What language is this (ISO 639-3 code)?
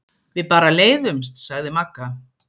isl